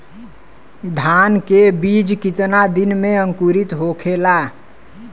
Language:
Bhojpuri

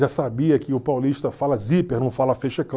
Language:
Portuguese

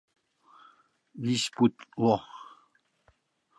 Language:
Mari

